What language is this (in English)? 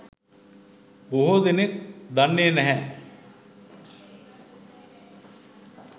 Sinhala